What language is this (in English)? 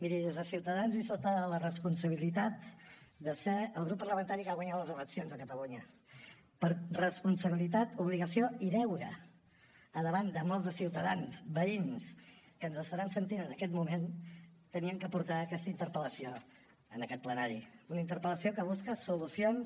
Catalan